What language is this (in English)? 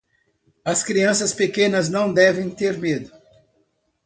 Portuguese